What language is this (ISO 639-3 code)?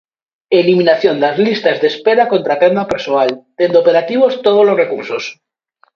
glg